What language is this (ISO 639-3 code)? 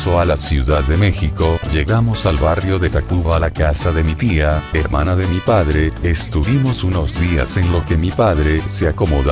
spa